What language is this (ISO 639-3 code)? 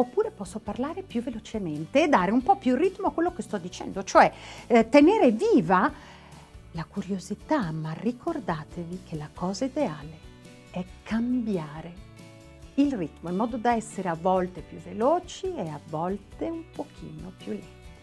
ita